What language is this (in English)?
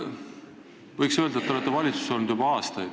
Estonian